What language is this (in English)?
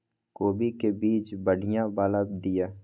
Maithili